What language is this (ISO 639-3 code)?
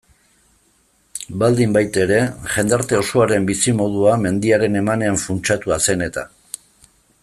eus